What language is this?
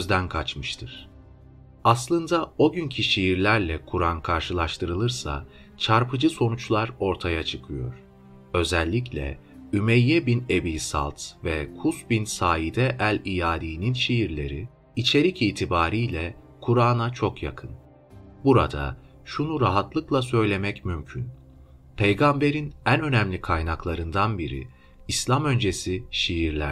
Turkish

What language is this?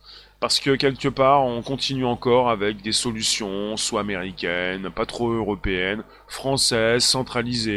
French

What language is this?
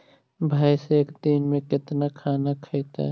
Magahi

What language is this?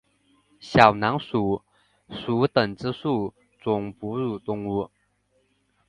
Chinese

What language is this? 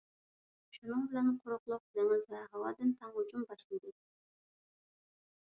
Uyghur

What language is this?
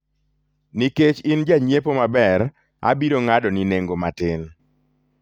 Luo (Kenya and Tanzania)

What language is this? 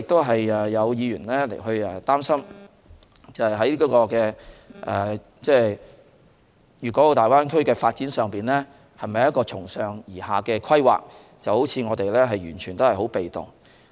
Cantonese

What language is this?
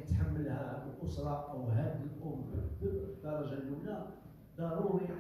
Arabic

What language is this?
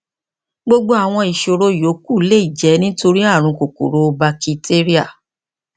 Yoruba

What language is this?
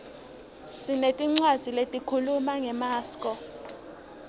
Swati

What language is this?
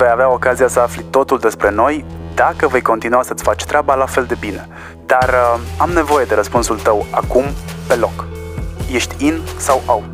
Romanian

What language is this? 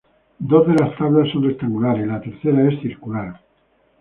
Spanish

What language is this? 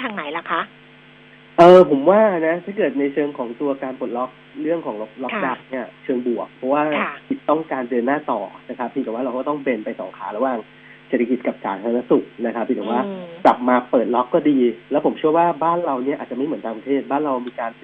Thai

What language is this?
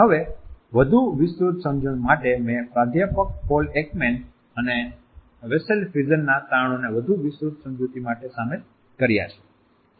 Gujarati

